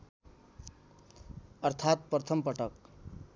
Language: Nepali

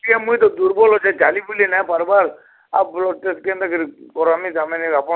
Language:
Odia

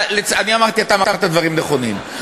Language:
Hebrew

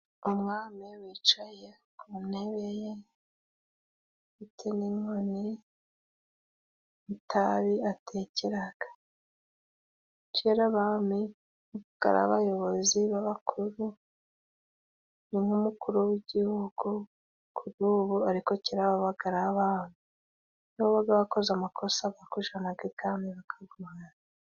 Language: Kinyarwanda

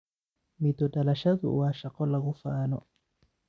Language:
Somali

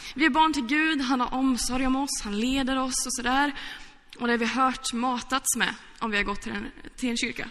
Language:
Swedish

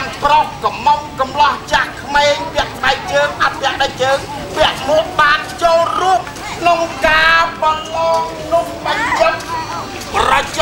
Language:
Thai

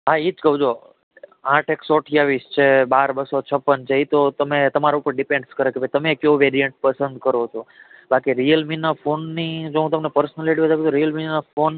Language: Gujarati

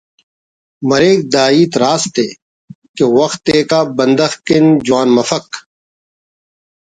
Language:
Brahui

